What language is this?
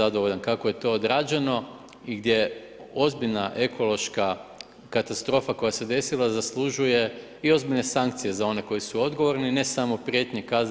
Croatian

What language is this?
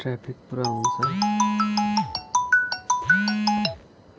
Nepali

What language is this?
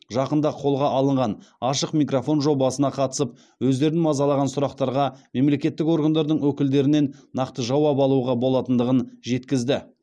Kazakh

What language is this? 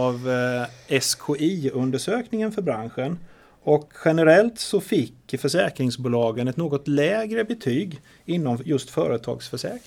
Swedish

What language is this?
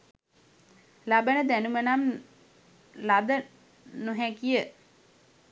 Sinhala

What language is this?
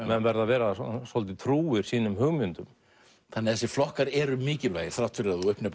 Icelandic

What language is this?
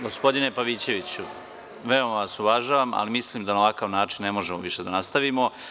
Serbian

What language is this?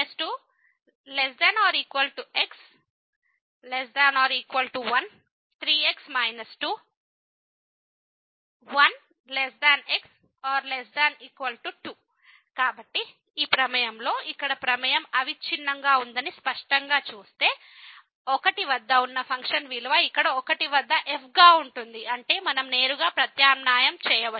Telugu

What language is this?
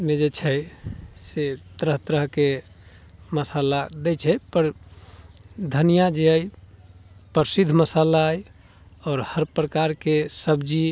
Maithili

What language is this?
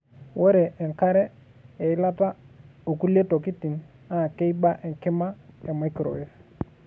Masai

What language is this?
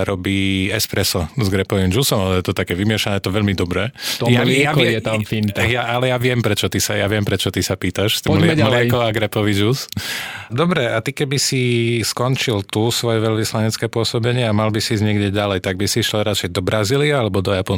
Slovak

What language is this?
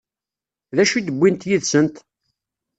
Kabyle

